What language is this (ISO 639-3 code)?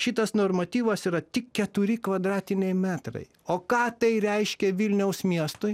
lit